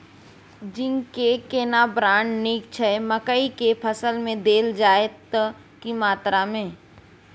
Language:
Maithili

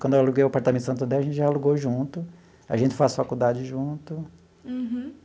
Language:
Portuguese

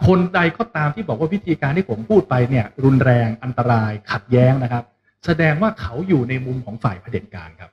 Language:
Thai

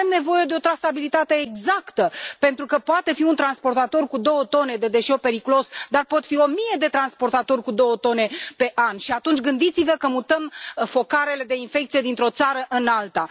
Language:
Romanian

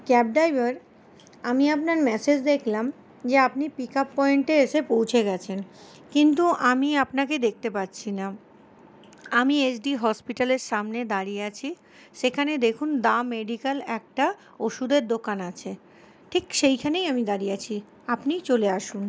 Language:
Bangla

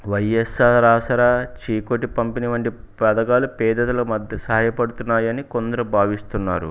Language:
Telugu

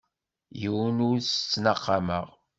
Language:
Kabyle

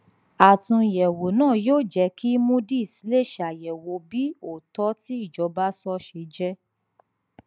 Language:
Yoruba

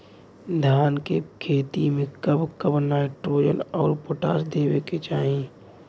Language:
Bhojpuri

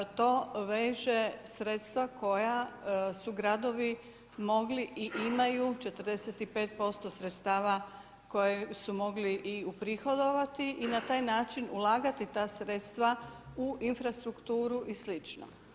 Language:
Croatian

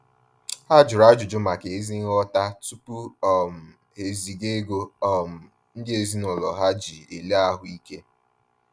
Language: Igbo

